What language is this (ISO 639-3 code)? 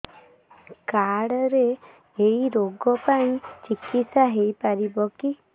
ori